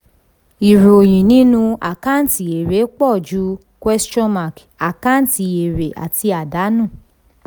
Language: Yoruba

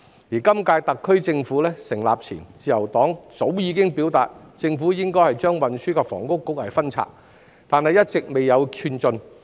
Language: Cantonese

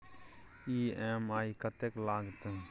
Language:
Maithili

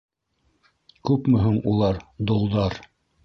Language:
Bashkir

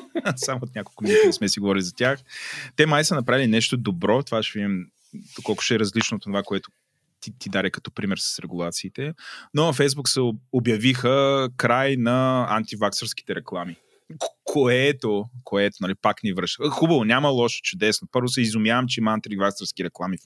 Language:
Bulgarian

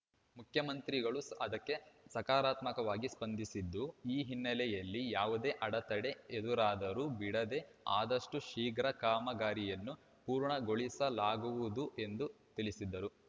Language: Kannada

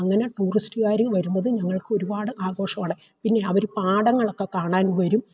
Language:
Malayalam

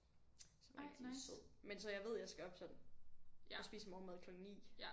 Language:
Danish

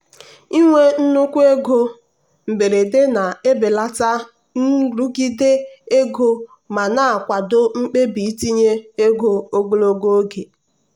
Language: Igbo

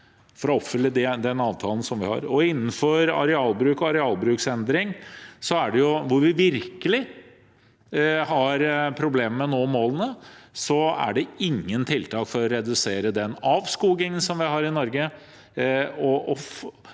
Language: Norwegian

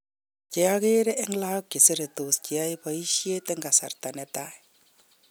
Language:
Kalenjin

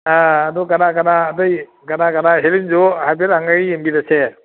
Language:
Manipuri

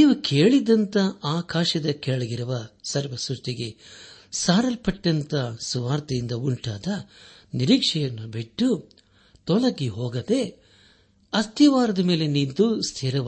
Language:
Kannada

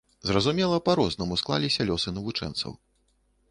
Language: Belarusian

